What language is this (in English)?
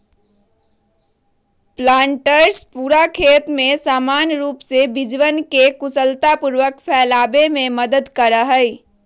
Magahi